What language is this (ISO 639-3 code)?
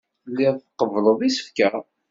kab